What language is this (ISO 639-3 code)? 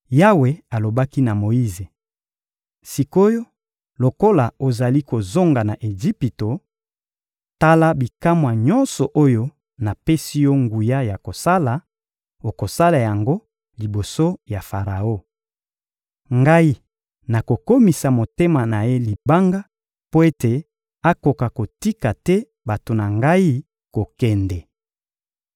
lin